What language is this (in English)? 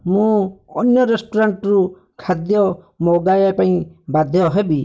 Odia